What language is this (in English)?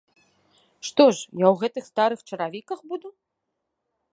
Belarusian